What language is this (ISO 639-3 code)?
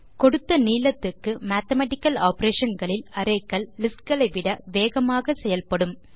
tam